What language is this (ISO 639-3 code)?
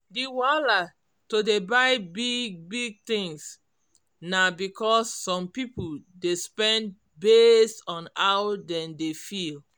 pcm